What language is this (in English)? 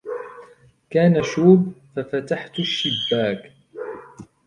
Arabic